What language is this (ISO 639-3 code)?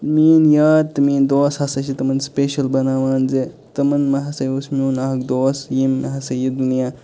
kas